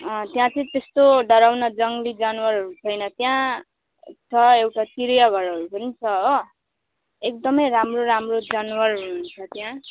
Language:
Nepali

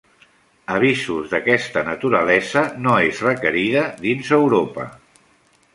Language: Catalan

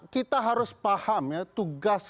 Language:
Indonesian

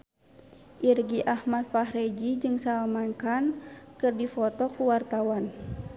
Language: Sundanese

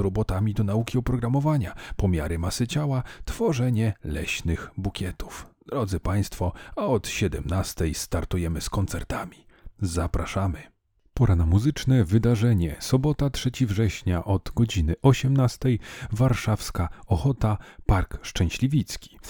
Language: Polish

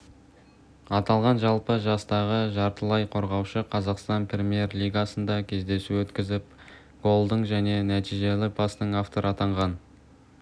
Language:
Kazakh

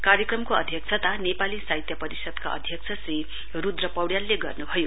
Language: Nepali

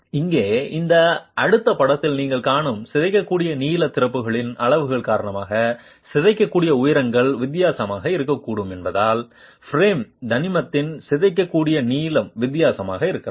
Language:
Tamil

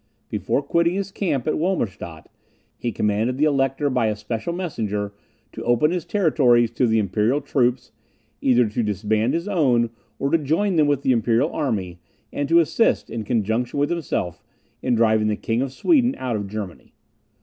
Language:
English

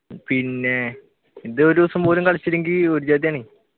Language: Malayalam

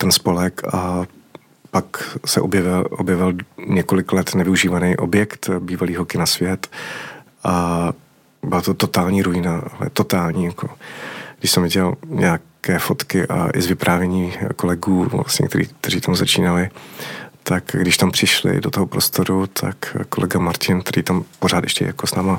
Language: Czech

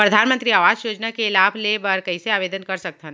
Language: Chhattisgarhi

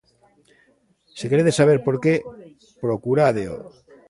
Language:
Galician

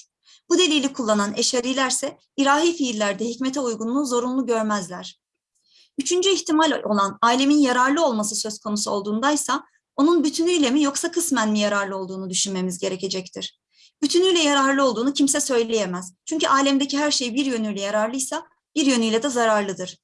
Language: Turkish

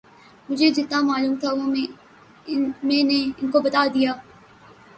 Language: Urdu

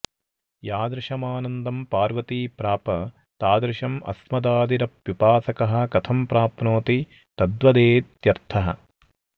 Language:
Sanskrit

